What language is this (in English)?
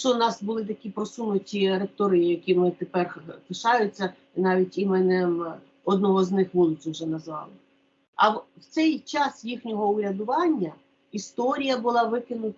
Ukrainian